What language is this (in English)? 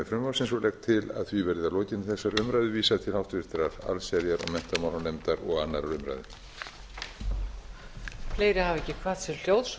Icelandic